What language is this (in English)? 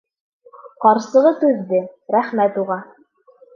Bashkir